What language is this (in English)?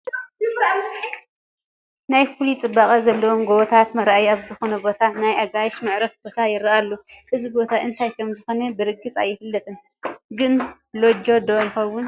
Tigrinya